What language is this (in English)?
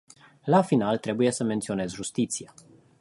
Romanian